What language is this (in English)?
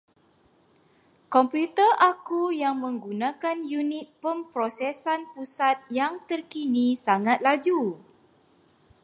Malay